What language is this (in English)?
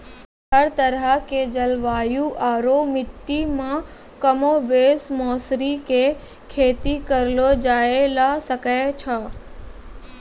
Maithili